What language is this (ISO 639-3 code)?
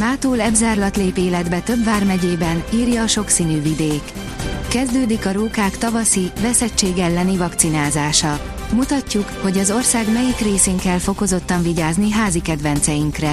hun